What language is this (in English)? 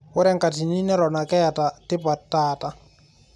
Masai